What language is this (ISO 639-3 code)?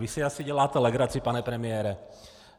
ces